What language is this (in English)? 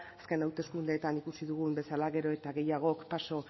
Basque